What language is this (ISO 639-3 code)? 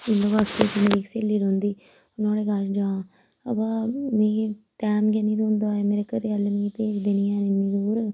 doi